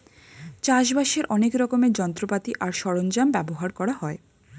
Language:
Bangla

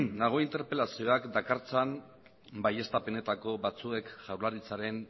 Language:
Basque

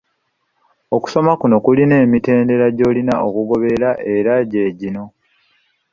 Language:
Ganda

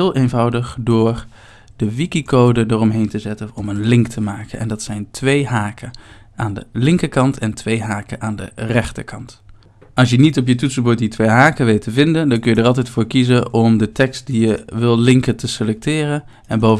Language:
Dutch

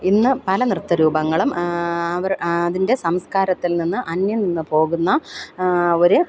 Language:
Malayalam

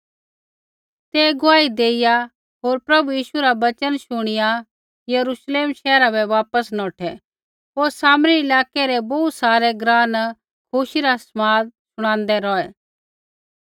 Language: Kullu Pahari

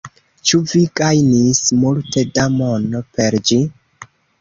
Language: Esperanto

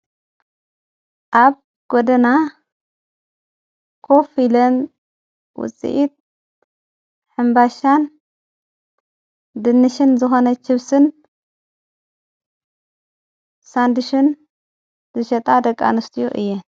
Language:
Tigrinya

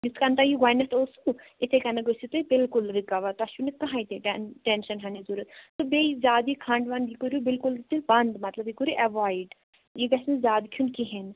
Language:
Kashmiri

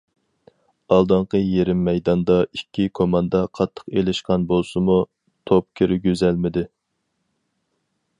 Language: Uyghur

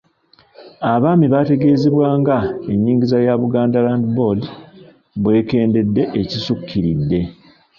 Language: Ganda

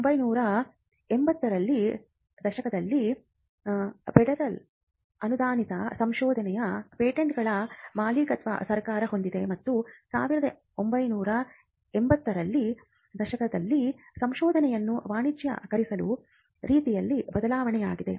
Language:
Kannada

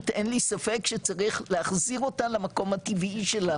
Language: Hebrew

